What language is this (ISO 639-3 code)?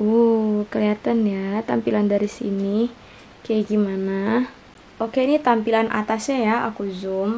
ind